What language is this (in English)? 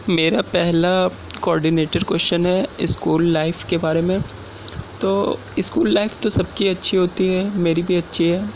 Urdu